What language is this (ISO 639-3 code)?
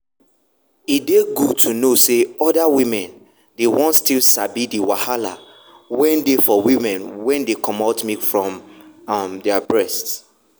pcm